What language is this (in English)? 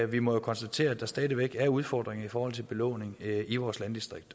Danish